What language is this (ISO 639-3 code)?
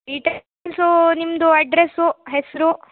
kan